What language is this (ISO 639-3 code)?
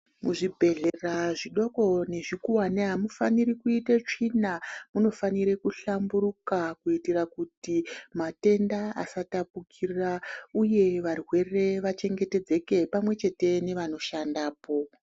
ndc